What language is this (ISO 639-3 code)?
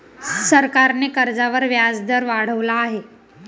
mar